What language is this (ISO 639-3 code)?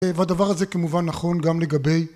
heb